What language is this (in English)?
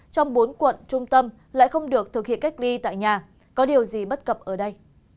Vietnamese